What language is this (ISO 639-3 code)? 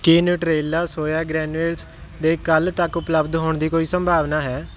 pan